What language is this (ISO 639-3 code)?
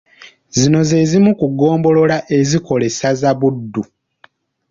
lug